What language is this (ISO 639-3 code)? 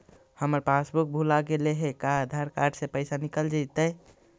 mag